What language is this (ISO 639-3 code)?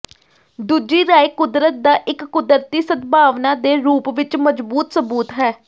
pan